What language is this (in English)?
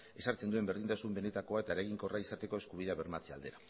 Basque